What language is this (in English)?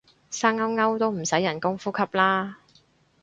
Cantonese